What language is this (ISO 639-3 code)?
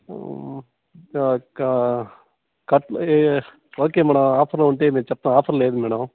tel